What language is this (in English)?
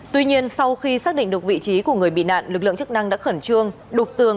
Vietnamese